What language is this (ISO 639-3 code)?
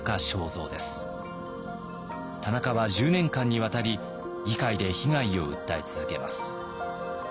jpn